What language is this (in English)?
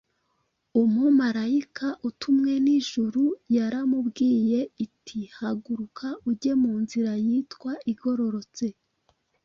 Kinyarwanda